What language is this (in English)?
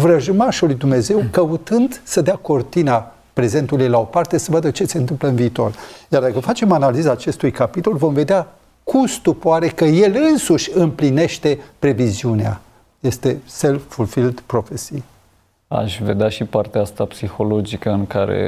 Romanian